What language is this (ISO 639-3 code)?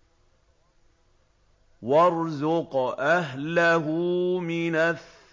ara